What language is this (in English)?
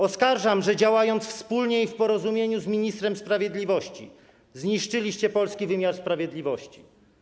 Polish